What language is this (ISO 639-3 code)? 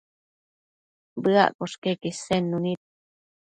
mcf